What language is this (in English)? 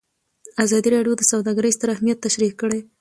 Pashto